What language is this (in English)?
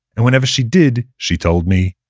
English